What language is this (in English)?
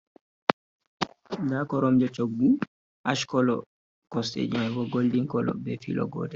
Fula